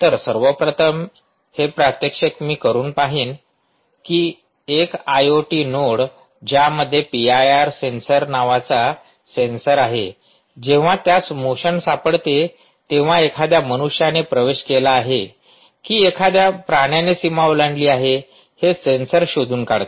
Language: Marathi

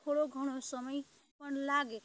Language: Gujarati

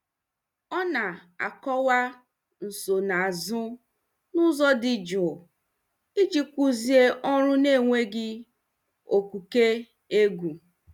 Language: Igbo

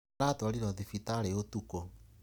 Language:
Kikuyu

